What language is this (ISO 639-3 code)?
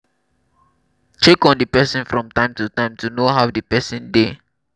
pcm